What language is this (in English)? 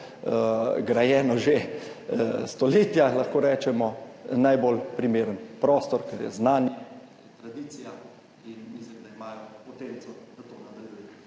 Slovenian